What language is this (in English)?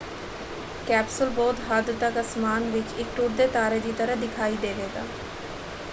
Punjabi